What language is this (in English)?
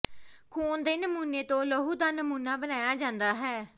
Punjabi